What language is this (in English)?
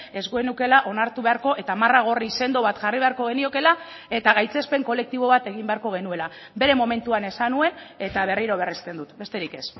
Basque